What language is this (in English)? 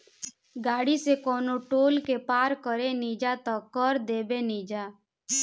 Bhojpuri